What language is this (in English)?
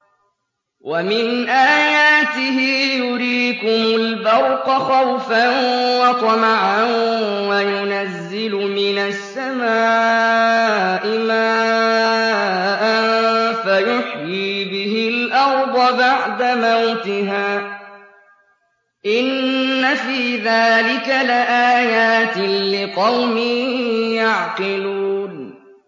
Arabic